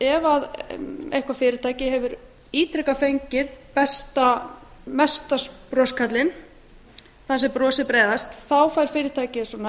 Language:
Icelandic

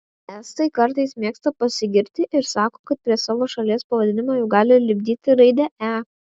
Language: Lithuanian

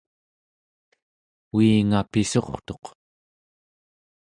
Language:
Central Yupik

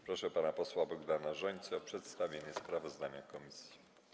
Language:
Polish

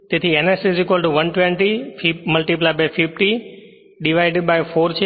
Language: Gujarati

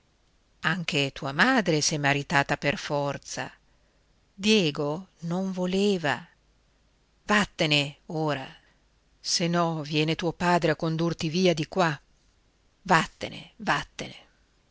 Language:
Italian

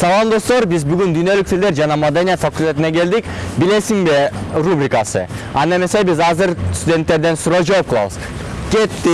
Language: Turkish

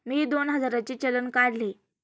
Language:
Marathi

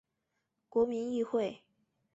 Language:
Chinese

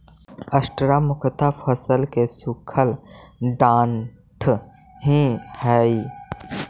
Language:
Magahi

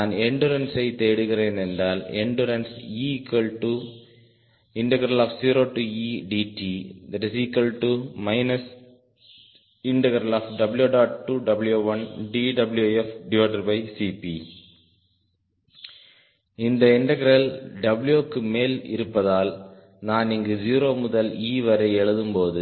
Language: Tamil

